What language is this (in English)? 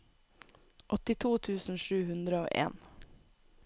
Norwegian